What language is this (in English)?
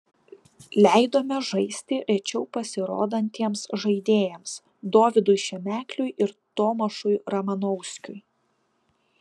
Lithuanian